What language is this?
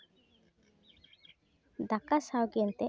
Santali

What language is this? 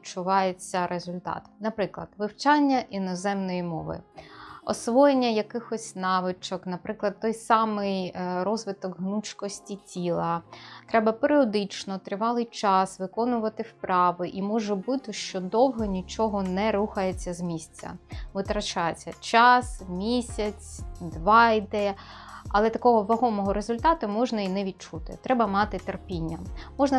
Ukrainian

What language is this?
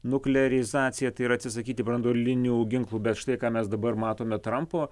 Lithuanian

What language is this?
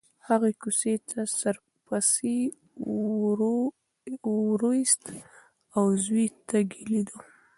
Pashto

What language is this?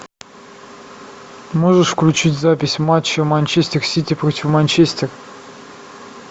Russian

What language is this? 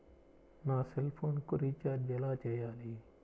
Telugu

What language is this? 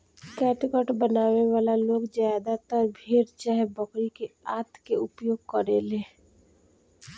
Bhojpuri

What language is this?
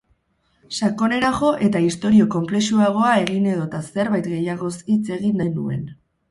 Basque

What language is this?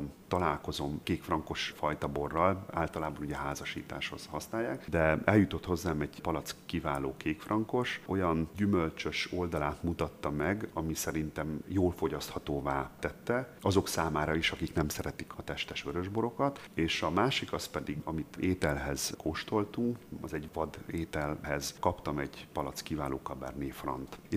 Hungarian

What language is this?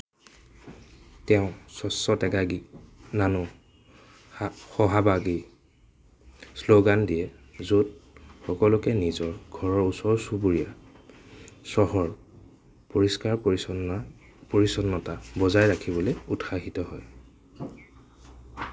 Assamese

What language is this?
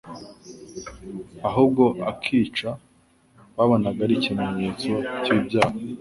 Kinyarwanda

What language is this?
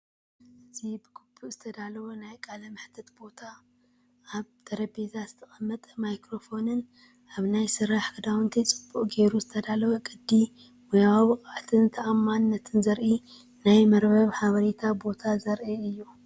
Tigrinya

